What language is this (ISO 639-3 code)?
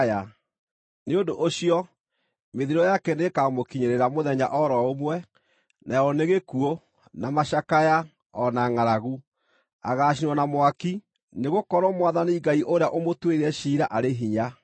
kik